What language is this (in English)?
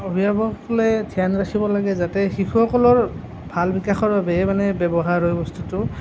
Assamese